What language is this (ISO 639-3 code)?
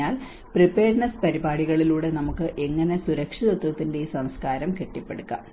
mal